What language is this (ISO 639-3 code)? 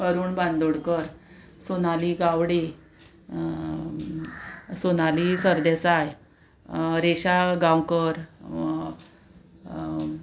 kok